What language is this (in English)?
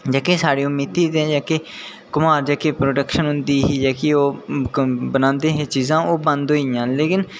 Dogri